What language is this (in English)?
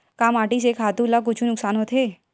Chhattisgarhi